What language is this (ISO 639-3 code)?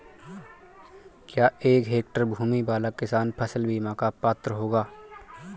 hin